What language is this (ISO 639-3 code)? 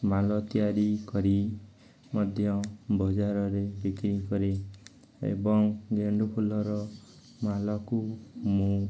ori